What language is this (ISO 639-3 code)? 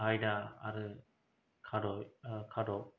brx